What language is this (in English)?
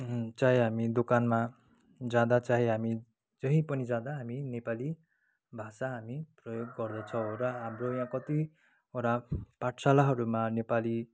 Nepali